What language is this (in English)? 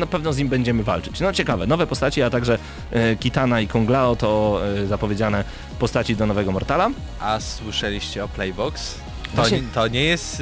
Polish